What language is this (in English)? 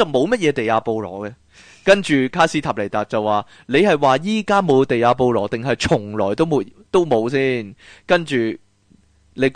Chinese